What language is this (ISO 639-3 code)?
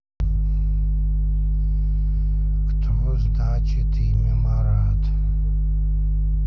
rus